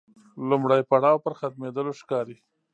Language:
Pashto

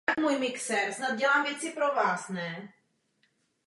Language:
Czech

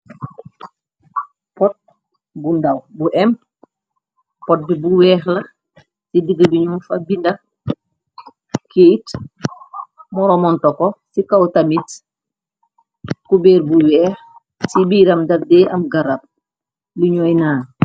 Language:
Wolof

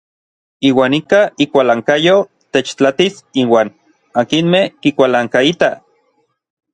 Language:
Orizaba Nahuatl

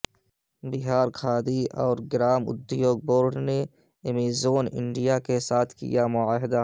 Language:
Urdu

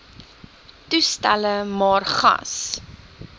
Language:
Afrikaans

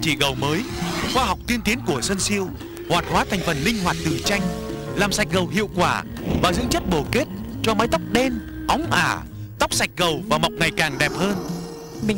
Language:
Vietnamese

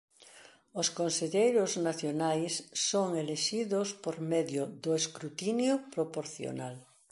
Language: Galician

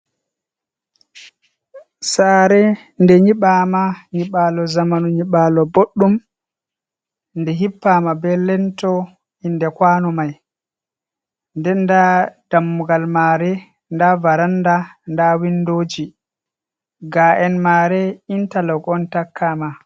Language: Fula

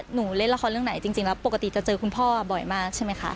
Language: Thai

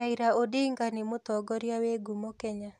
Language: Kikuyu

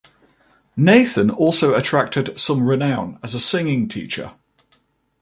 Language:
English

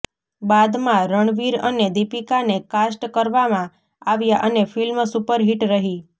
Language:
Gujarati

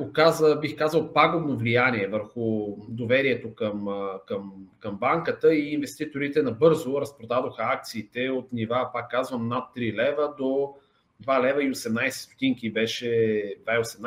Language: Bulgarian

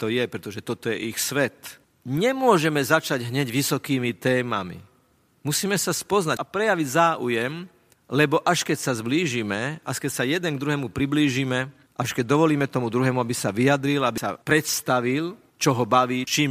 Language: Slovak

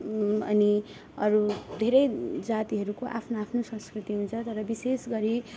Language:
Nepali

